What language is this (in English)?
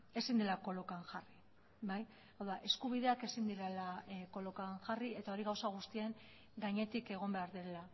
Basque